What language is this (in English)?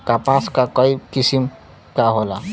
Bhojpuri